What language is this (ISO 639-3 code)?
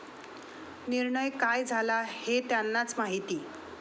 mar